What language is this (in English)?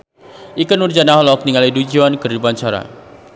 Sundanese